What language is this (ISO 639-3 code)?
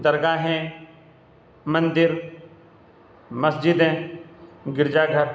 urd